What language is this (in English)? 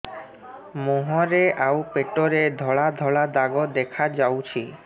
Odia